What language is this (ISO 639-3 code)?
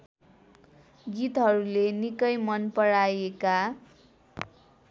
nep